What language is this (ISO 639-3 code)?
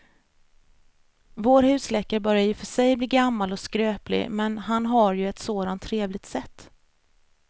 swe